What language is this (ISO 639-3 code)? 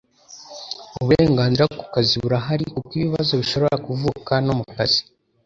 kin